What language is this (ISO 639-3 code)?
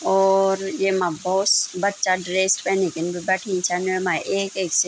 gbm